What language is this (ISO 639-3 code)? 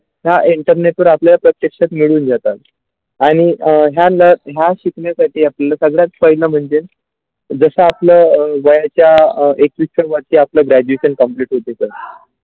mar